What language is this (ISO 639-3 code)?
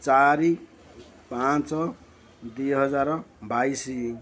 ori